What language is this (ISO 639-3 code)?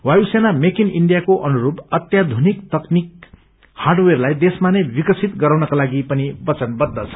nep